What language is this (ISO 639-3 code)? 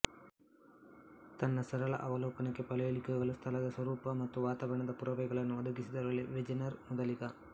kan